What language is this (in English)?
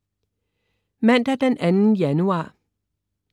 Danish